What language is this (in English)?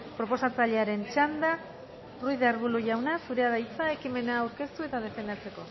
Basque